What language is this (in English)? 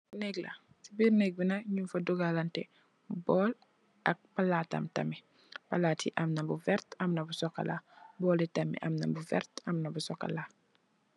Wolof